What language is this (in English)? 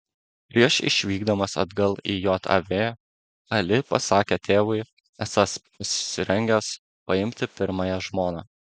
Lithuanian